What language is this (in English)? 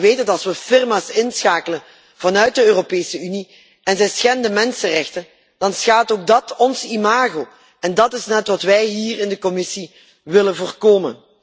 Dutch